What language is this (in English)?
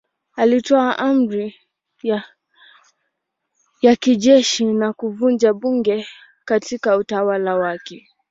Swahili